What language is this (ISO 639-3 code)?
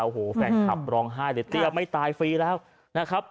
tha